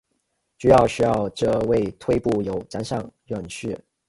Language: Chinese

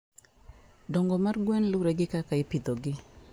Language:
Luo (Kenya and Tanzania)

